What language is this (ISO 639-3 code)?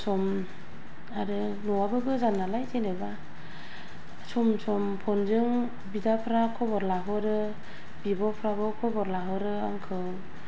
brx